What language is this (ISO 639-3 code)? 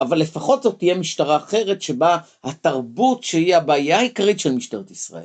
heb